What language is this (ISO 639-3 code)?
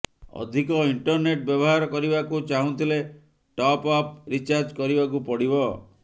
ori